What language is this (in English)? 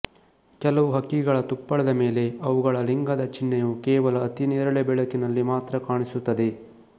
Kannada